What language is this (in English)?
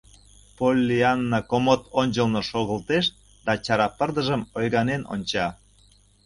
Mari